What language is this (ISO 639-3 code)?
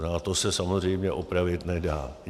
ces